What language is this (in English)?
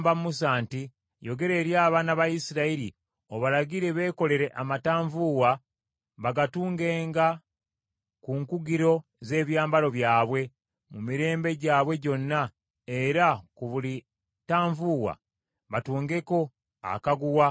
Ganda